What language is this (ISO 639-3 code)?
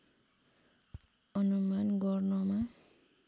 nep